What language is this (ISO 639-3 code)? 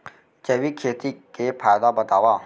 hne